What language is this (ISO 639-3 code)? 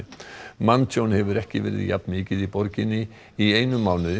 isl